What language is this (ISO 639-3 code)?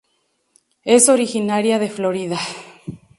spa